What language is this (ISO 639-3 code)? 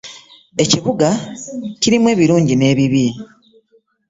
lug